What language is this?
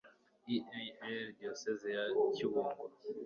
Kinyarwanda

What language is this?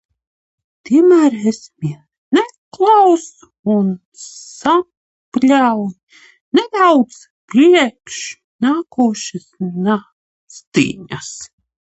Latvian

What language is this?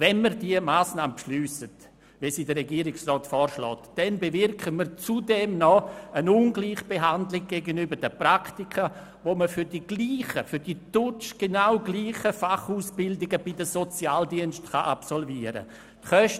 Swiss German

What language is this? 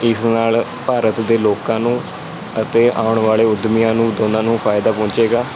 Punjabi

